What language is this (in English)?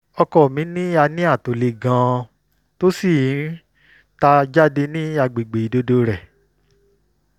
Yoruba